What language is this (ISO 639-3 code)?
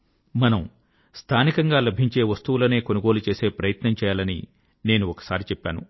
tel